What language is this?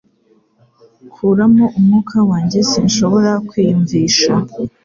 Kinyarwanda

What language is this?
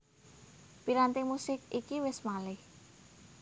Javanese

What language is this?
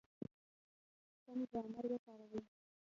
Pashto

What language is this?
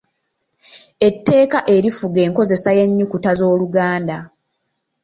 Ganda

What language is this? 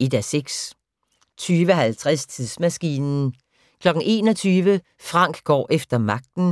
Danish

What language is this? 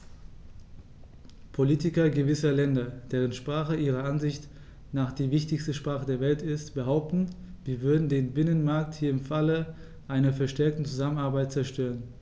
German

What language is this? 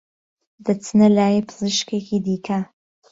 Central Kurdish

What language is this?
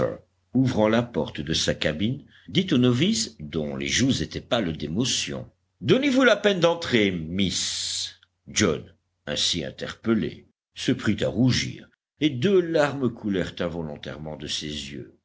French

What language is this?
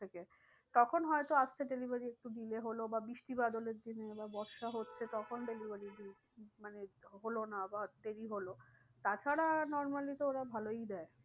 Bangla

